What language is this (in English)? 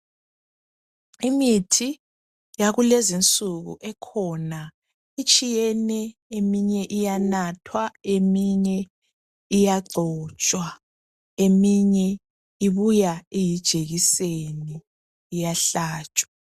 North Ndebele